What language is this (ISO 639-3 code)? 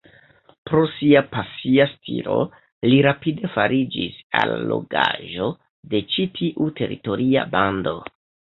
epo